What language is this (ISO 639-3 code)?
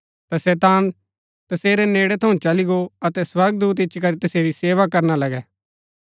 gbk